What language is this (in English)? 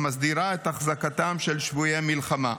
Hebrew